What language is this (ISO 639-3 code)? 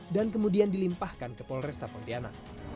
ind